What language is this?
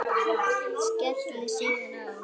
Icelandic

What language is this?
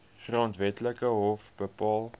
Afrikaans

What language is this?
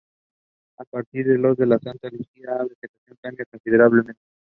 Spanish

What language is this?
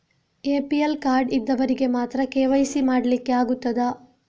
Kannada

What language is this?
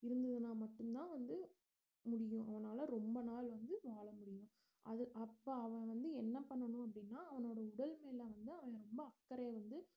Tamil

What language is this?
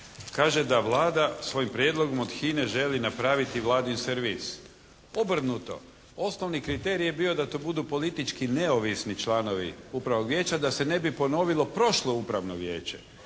Croatian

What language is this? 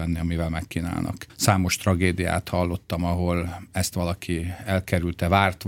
Hungarian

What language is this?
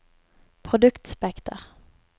Norwegian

